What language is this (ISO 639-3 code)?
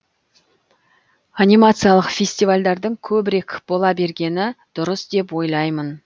kaz